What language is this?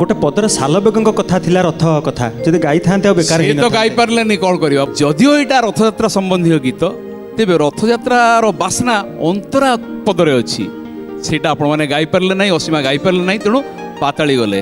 Hindi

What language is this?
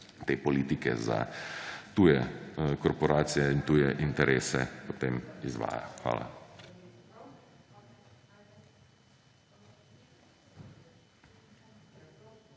Slovenian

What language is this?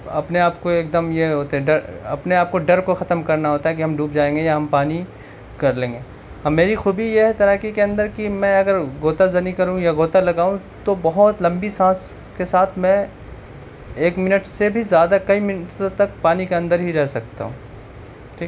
Urdu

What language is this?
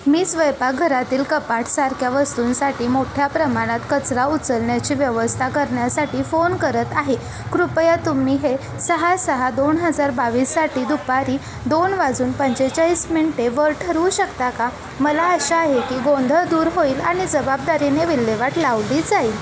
Marathi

